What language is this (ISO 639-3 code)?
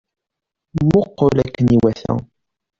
kab